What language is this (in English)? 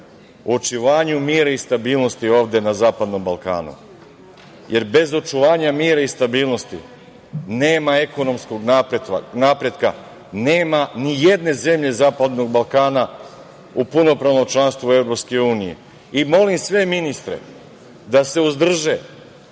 Serbian